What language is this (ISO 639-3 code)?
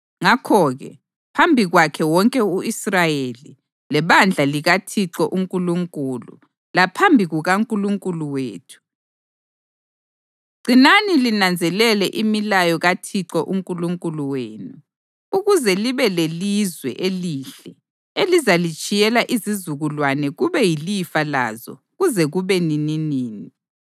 nde